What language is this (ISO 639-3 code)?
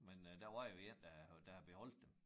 dan